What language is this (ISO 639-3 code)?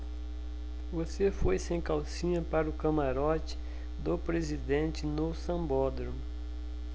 por